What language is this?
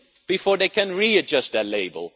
English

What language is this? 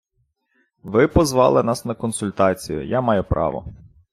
Ukrainian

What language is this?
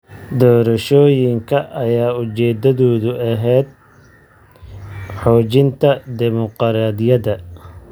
Somali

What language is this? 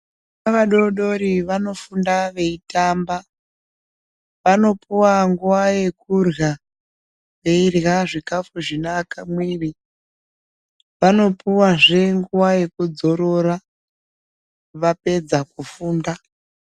Ndau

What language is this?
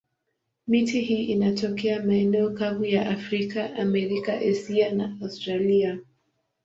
Swahili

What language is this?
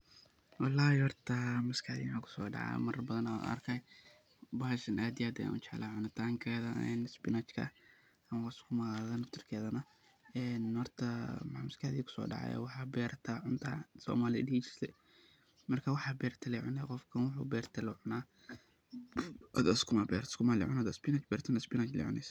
Somali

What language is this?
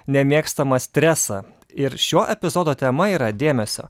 Lithuanian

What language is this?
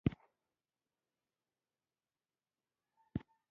Pashto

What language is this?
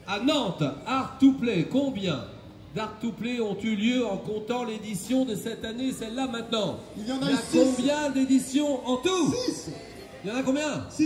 French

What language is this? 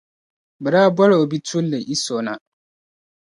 Dagbani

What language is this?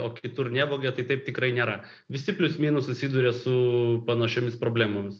Lithuanian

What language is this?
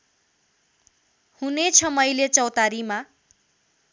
Nepali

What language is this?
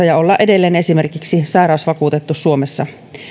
Finnish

